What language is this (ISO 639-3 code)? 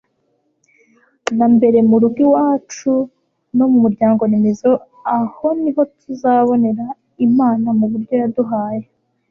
kin